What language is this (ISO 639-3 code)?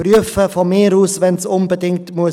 gsw